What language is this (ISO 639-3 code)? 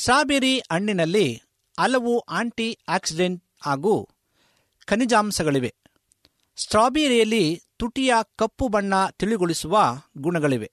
kan